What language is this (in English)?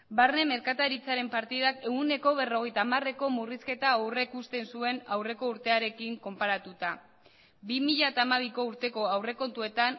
Basque